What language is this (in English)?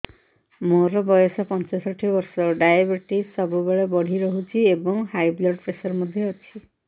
Odia